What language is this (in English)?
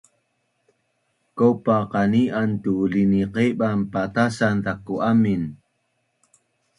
Bunun